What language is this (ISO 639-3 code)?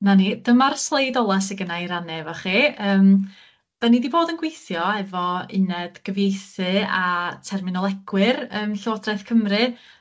cym